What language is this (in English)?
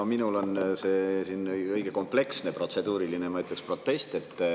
Estonian